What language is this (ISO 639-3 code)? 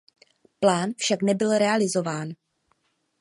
ces